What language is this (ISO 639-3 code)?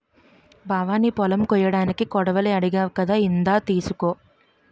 tel